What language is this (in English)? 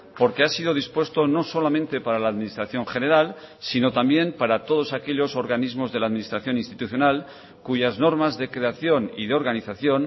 Spanish